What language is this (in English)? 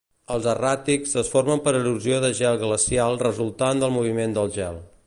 Catalan